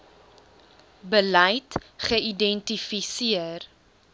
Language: Afrikaans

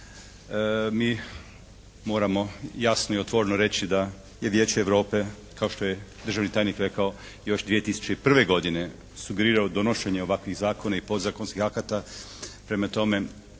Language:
Croatian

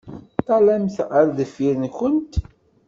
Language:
Kabyle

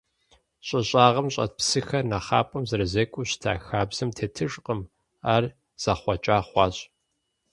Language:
Kabardian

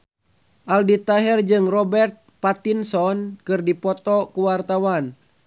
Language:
Sundanese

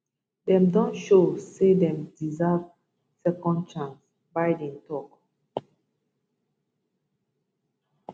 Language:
Nigerian Pidgin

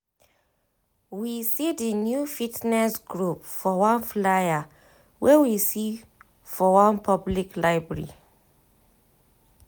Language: Nigerian Pidgin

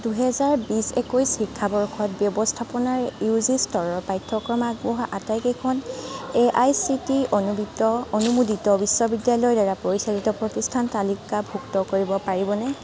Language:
Assamese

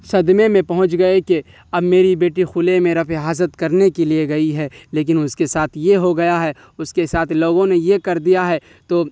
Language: Urdu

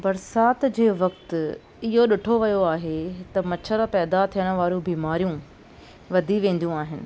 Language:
Sindhi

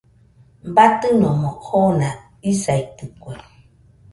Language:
Nüpode Huitoto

